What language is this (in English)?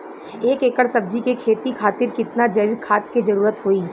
Bhojpuri